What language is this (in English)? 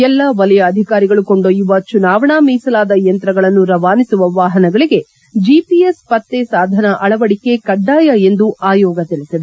Kannada